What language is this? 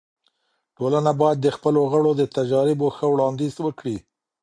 Pashto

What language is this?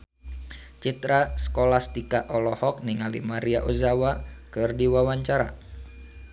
Sundanese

